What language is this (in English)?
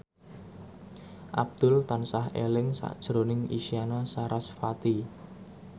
Javanese